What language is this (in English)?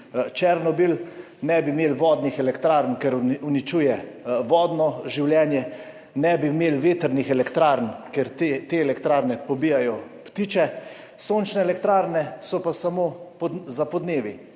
Slovenian